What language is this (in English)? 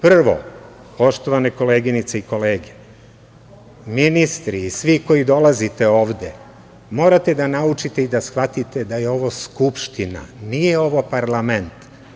Serbian